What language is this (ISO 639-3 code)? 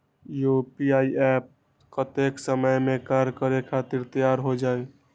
mag